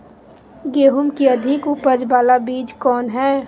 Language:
Magahi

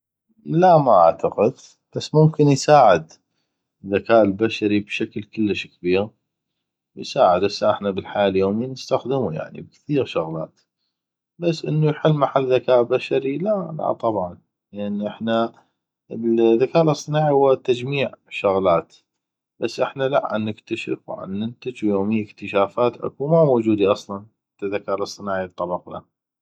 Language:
North Mesopotamian Arabic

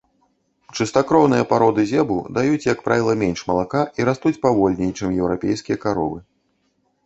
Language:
Belarusian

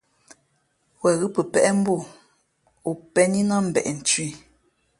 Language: Fe'fe'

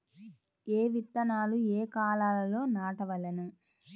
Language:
Telugu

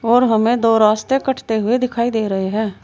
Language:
Hindi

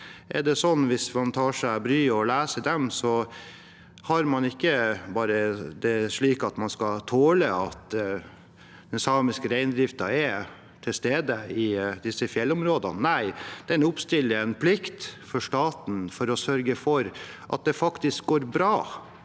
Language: Norwegian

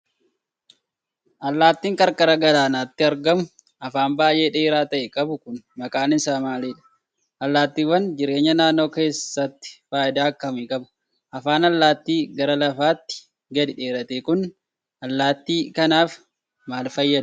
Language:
Oromo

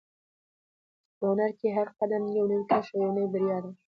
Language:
Pashto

